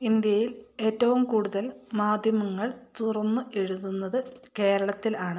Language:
Malayalam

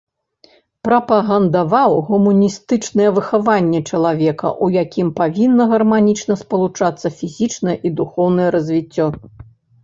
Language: Belarusian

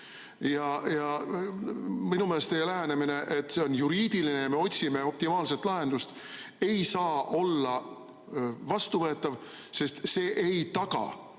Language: Estonian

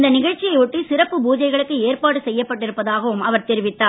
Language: Tamil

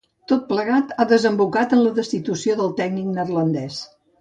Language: Catalan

